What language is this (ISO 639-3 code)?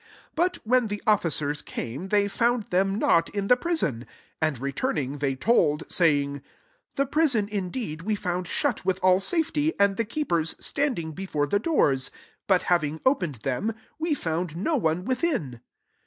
eng